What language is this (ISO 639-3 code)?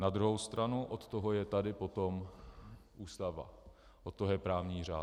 ces